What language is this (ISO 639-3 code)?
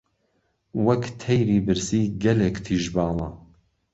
ckb